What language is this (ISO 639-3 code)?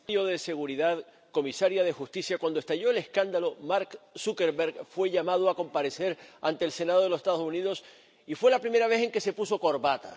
spa